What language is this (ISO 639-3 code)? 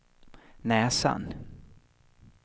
swe